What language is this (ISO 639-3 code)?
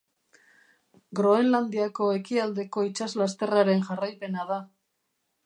eus